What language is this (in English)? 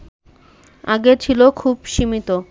Bangla